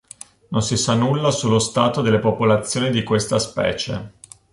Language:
Italian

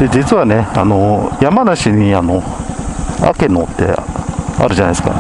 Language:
Japanese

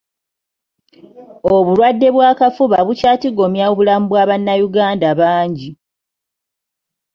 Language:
Ganda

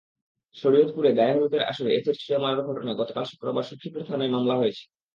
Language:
Bangla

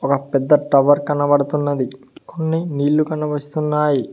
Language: Telugu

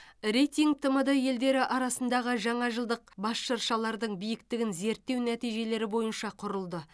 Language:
Kazakh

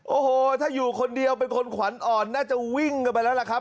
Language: Thai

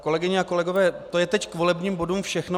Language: Czech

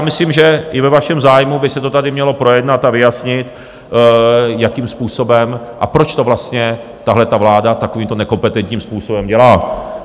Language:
Czech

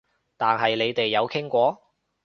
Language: Cantonese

